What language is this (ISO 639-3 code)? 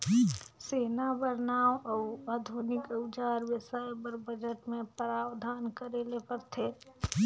hne